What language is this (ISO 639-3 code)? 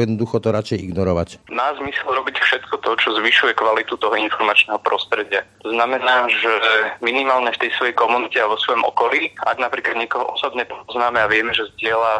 slk